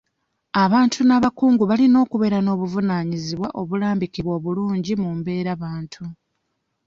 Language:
Ganda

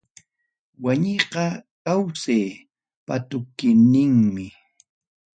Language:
Ayacucho Quechua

